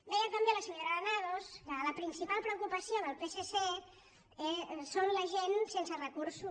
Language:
Catalan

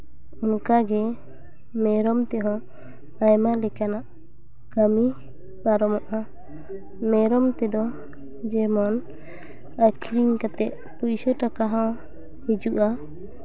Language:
Santali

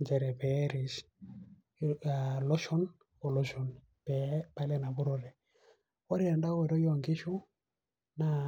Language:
Masai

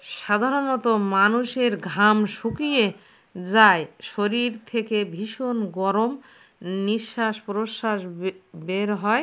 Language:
Bangla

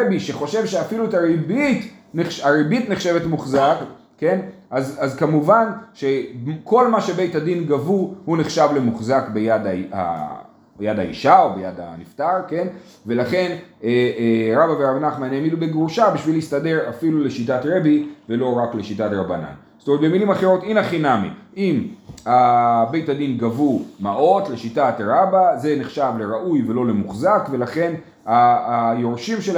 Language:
Hebrew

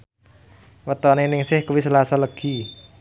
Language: Javanese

